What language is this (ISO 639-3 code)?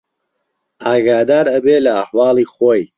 ckb